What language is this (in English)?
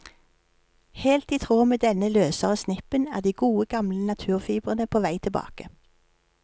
Norwegian